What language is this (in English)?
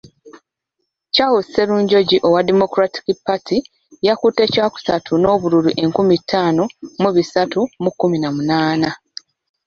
Ganda